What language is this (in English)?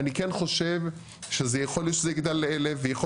Hebrew